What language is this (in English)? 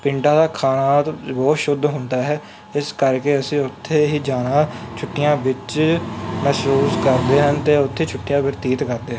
Punjabi